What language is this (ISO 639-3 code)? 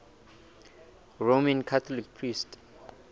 sot